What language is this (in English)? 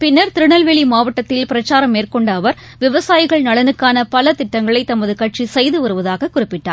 Tamil